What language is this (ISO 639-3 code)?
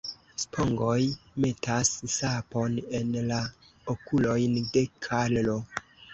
epo